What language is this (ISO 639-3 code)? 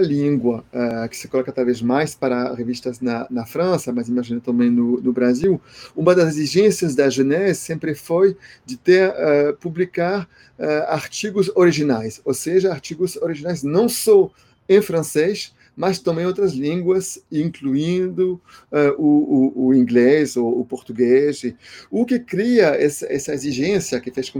por